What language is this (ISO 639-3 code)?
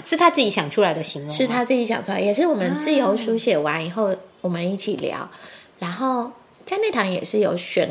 zho